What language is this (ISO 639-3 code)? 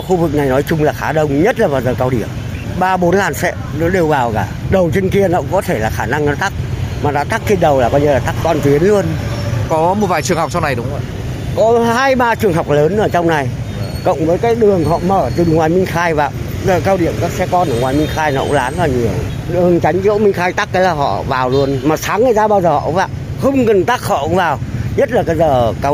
vie